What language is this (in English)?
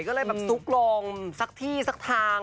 Thai